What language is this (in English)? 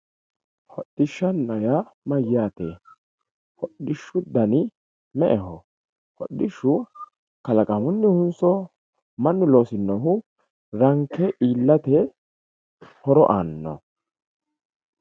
Sidamo